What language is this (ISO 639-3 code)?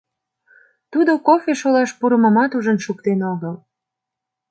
chm